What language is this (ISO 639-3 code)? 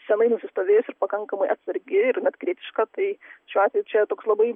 lit